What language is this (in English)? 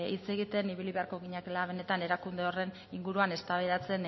Basque